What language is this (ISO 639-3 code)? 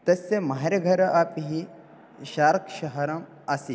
san